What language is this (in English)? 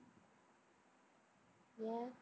Tamil